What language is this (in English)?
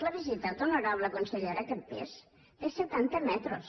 Catalan